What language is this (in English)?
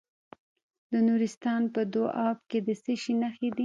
Pashto